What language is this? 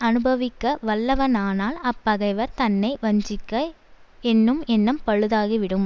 Tamil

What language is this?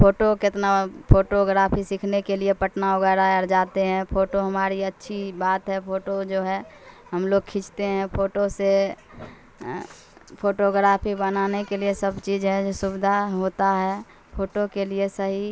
Urdu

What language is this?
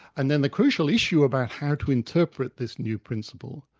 English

